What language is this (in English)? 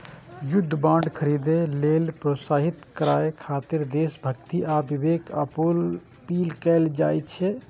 Maithili